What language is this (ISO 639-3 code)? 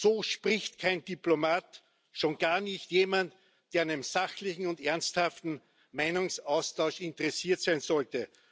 deu